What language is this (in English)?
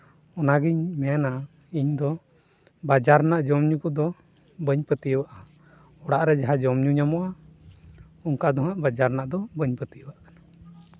Santali